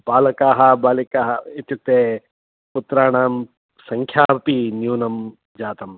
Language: Sanskrit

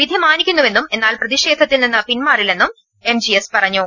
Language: Malayalam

